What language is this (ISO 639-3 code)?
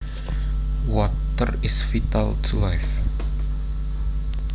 jav